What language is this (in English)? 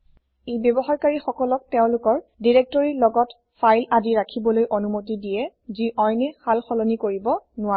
Assamese